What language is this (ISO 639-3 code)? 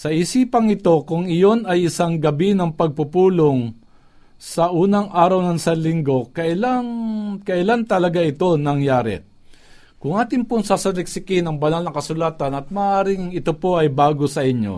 fil